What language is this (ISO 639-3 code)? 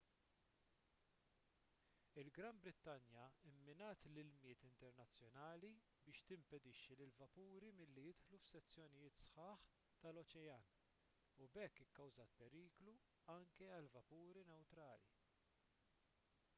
mlt